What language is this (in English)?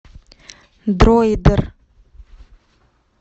Russian